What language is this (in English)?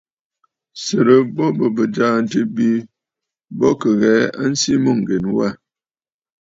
Bafut